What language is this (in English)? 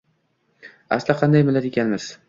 Uzbek